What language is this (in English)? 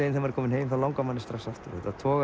Icelandic